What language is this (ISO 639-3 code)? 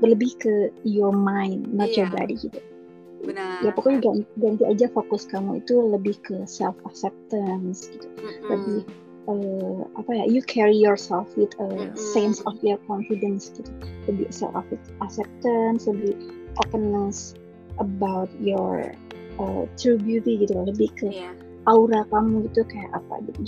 ind